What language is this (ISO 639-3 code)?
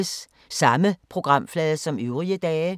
dan